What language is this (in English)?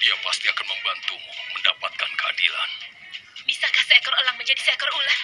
Indonesian